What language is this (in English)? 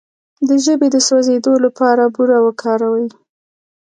Pashto